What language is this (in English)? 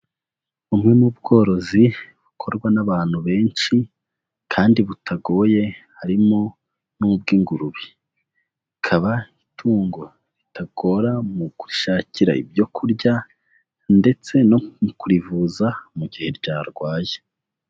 Kinyarwanda